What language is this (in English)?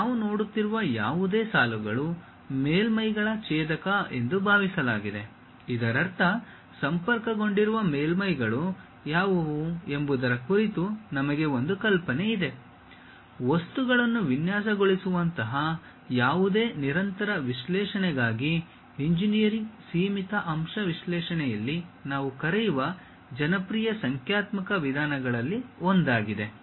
Kannada